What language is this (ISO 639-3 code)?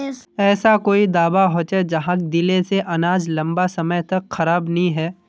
mag